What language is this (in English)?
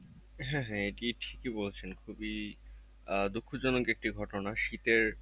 Bangla